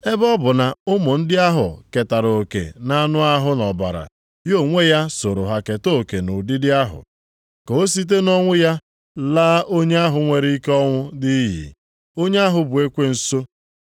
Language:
Igbo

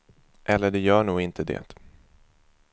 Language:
Swedish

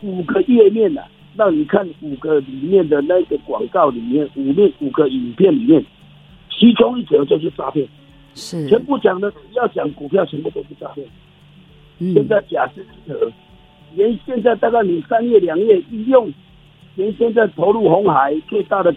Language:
Chinese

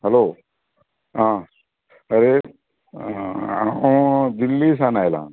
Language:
Konkani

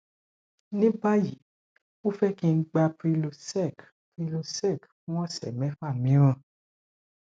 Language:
Yoruba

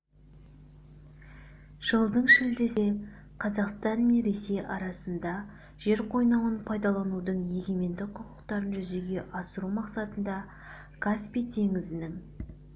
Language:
Kazakh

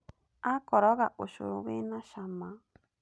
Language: Kikuyu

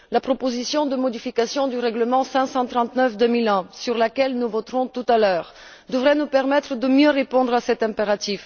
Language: French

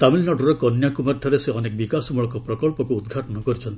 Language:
Odia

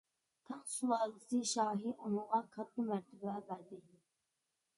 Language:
Uyghur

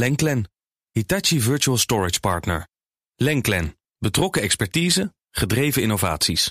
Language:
Dutch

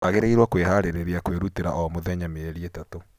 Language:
Kikuyu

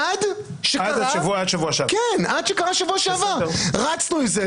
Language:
Hebrew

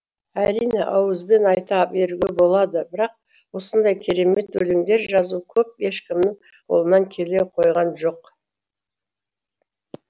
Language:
Kazakh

